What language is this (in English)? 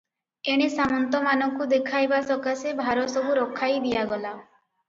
Odia